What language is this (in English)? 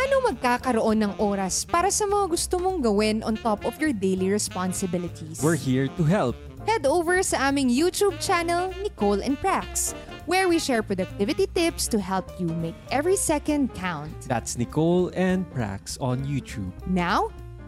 Filipino